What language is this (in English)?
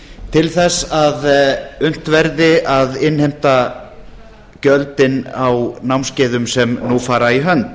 Icelandic